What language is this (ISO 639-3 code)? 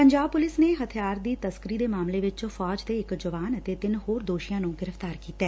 pan